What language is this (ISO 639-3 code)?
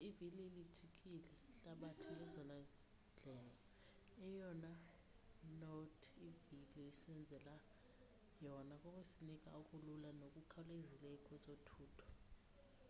xho